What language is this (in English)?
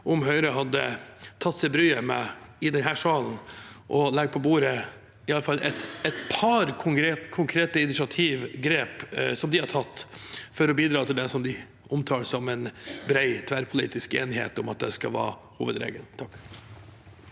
Norwegian